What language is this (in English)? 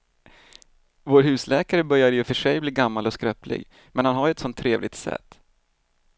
Swedish